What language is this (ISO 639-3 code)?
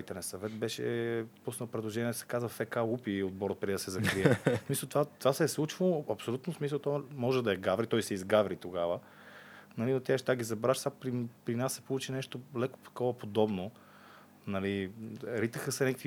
bul